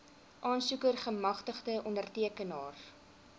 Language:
Afrikaans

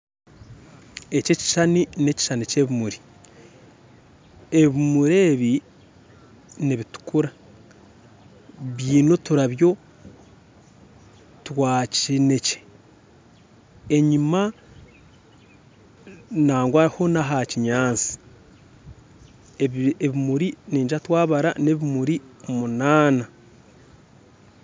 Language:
Nyankole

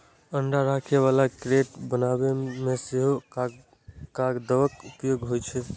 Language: Maithili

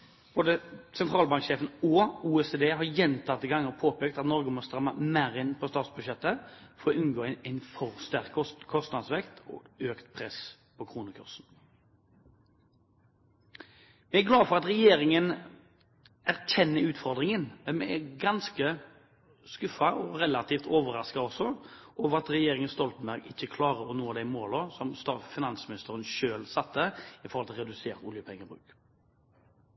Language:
Norwegian Bokmål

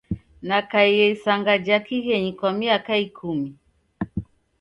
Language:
Taita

